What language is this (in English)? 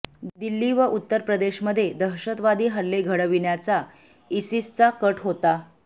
Marathi